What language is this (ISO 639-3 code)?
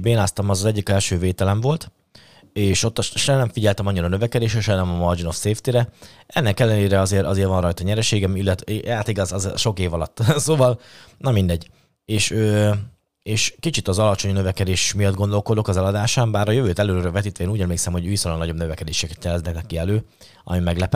hun